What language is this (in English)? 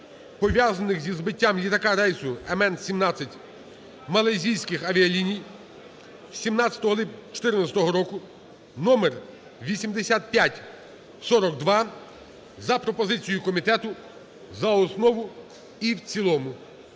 Ukrainian